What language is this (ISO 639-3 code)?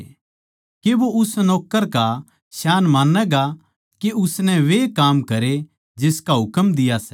bgc